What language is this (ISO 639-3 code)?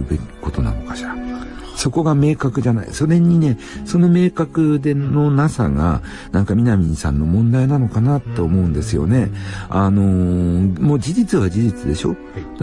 jpn